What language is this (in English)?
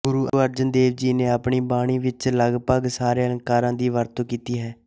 Punjabi